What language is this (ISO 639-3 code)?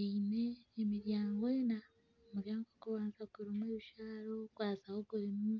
nyn